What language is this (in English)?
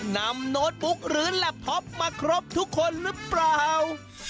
Thai